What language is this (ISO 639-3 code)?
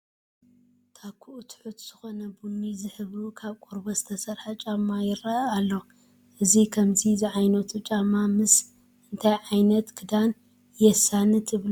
tir